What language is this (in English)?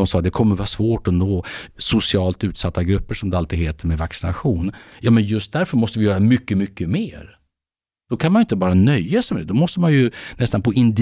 Swedish